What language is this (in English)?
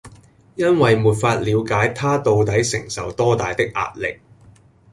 Cantonese